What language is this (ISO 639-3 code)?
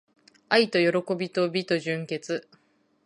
jpn